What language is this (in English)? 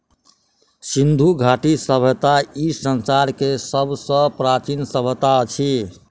Maithili